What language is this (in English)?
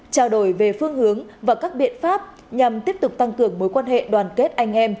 Vietnamese